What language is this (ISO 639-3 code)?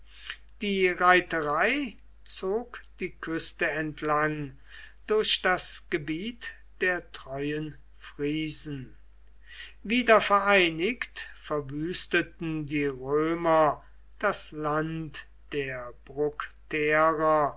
deu